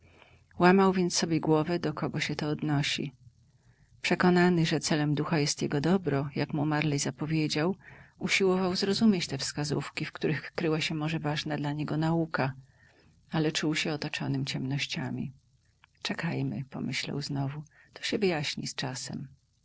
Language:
Polish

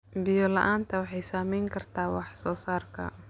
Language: Somali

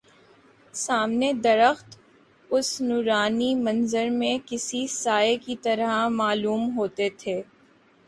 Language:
Urdu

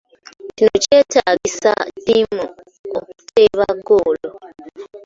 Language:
Ganda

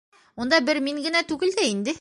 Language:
Bashkir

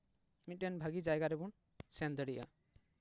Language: Santali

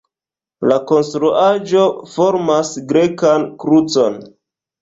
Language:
Esperanto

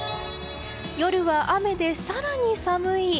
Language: Japanese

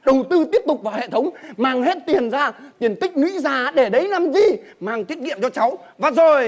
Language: Vietnamese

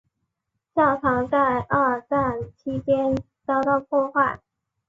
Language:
Chinese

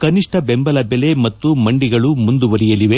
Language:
Kannada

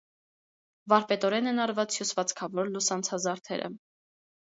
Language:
Armenian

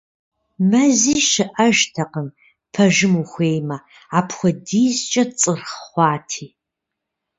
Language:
Kabardian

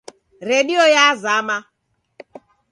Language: Taita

